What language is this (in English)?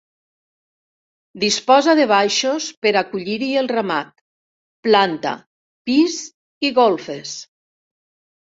Catalan